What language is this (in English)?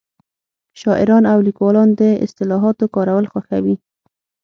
Pashto